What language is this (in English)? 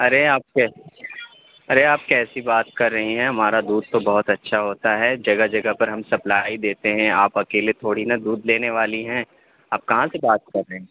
Urdu